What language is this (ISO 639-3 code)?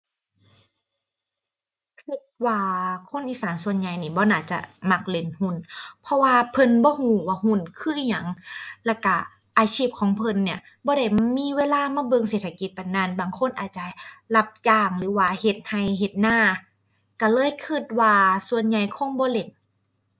tha